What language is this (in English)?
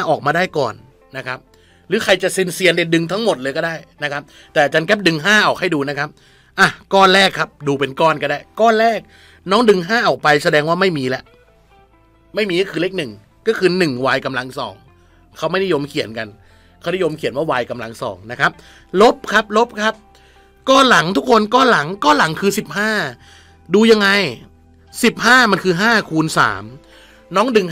Thai